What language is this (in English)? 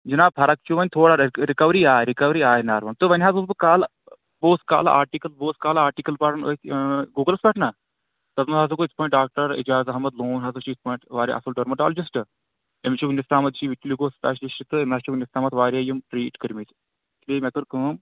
Kashmiri